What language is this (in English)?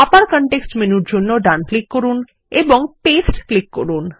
Bangla